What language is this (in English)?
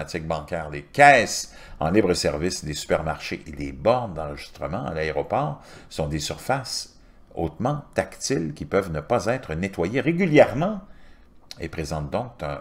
French